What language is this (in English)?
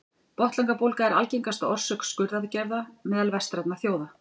Icelandic